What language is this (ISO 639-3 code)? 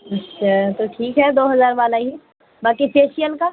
urd